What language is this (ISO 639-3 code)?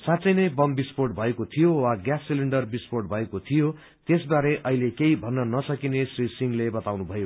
nep